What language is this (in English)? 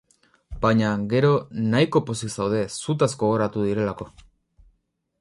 Basque